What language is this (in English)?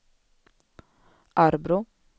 Swedish